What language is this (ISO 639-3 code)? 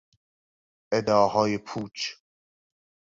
fas